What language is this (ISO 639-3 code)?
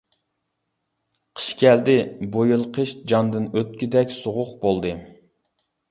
uig